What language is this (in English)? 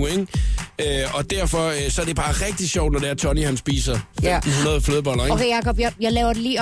Danish